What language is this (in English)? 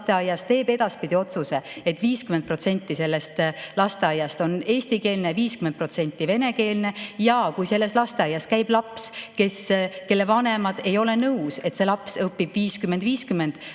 Estonian